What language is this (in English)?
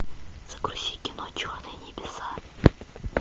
Russian